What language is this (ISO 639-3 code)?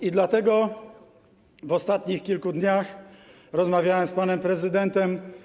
pol